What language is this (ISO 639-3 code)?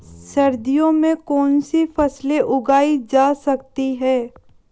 hin